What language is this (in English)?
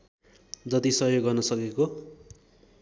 Nepali